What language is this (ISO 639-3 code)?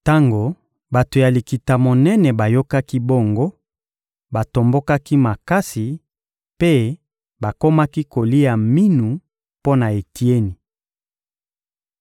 lin